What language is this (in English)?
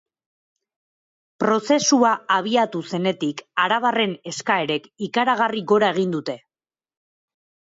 Basque